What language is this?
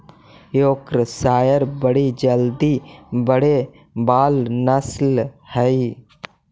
Magahi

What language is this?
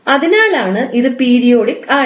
Malayalam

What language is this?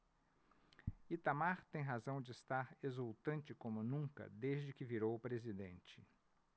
Portuguese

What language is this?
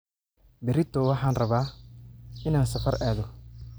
Somali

